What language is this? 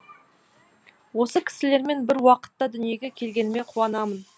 Kazakh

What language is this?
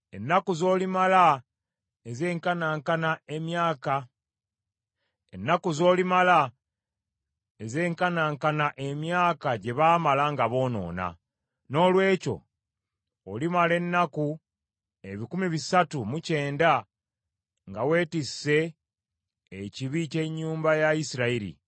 Ganda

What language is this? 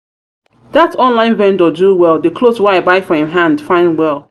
Nigerian Pidgin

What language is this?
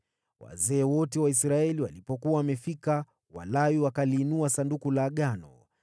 Swahili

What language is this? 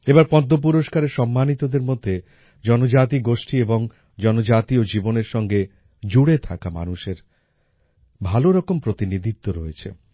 Bangla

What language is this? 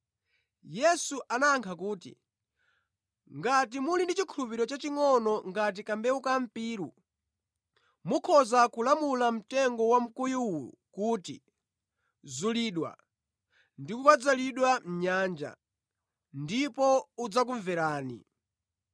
Nyanja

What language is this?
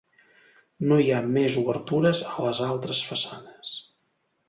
Catalan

